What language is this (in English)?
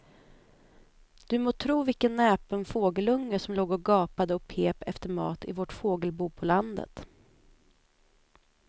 Swedish